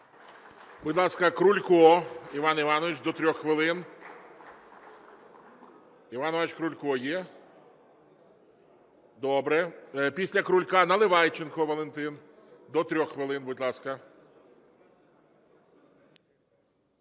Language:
Ukrainian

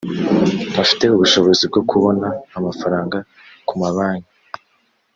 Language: Kinyarwanda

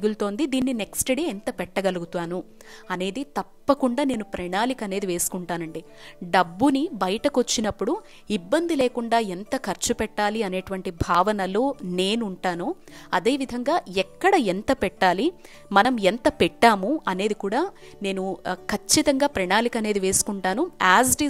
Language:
Telugu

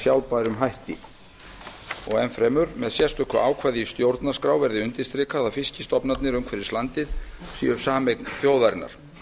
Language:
Icelandic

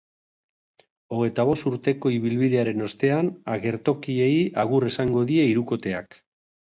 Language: Basque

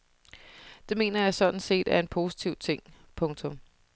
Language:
Danish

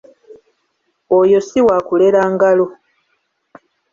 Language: Ganda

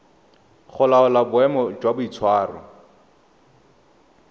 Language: Tswana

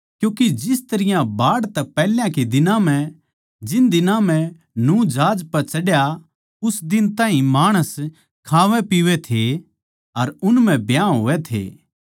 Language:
Haryanvi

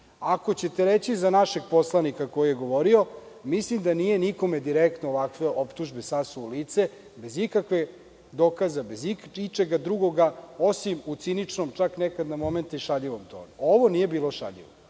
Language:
Serbian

